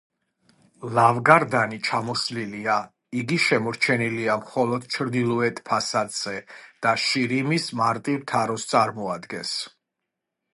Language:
Georgian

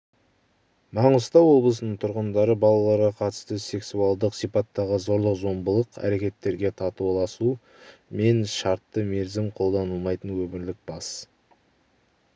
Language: Kazakh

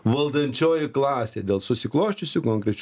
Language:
Lithuanian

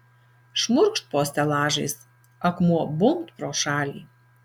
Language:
Lithuanian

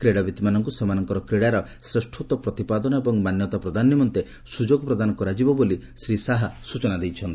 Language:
Odia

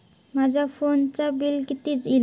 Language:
Marathi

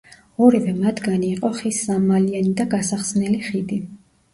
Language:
Georgian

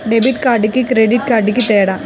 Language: Telugu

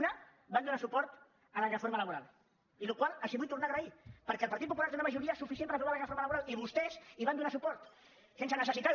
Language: Catalan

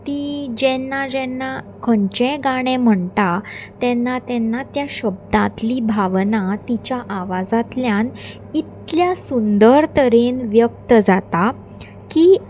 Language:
Konkani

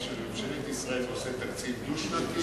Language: Hebrew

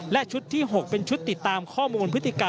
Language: Thai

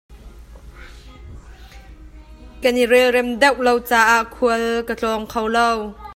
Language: Hakha Chin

